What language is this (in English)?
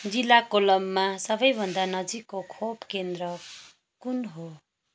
Nepali